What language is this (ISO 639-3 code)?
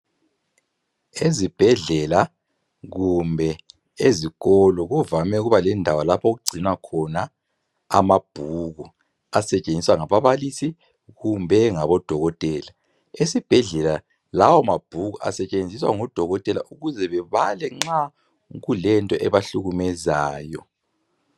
nde